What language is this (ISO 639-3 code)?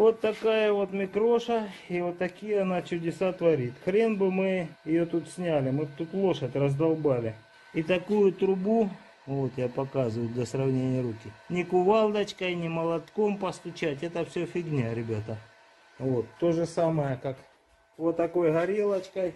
rus